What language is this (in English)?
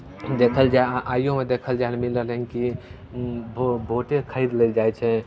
Maithili